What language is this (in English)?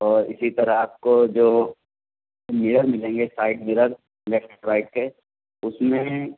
Urdu